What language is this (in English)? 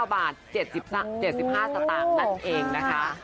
Thai